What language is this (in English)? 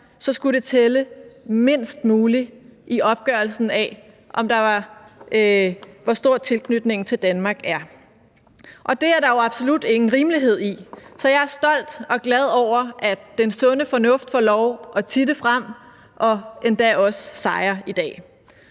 Danish